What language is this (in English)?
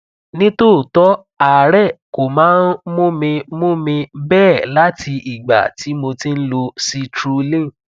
Yoruba